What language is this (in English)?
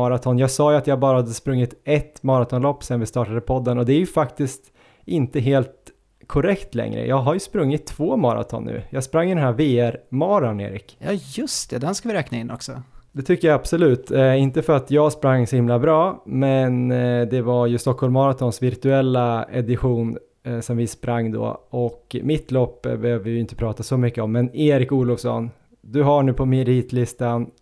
Swedish